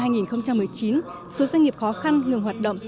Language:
Vietnamese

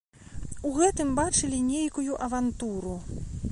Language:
Belarusian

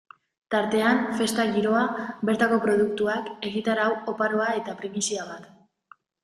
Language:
Basque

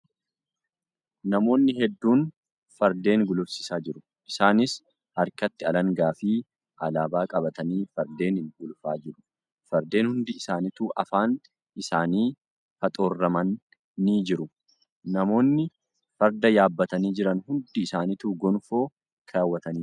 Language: Oromo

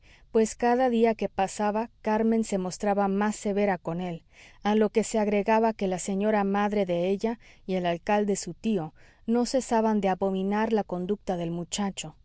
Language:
Spanish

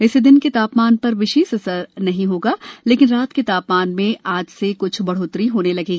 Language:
Hindi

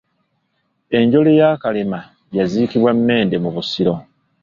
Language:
Ganda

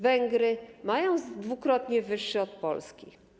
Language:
Polish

